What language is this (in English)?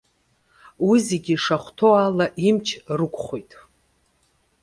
Abkhazian